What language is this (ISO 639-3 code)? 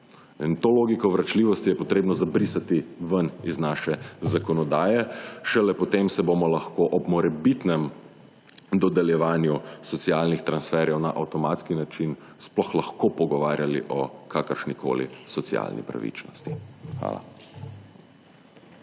slv